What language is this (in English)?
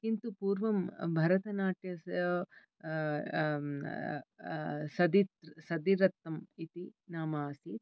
Sanskrit